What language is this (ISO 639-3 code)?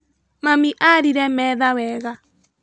kik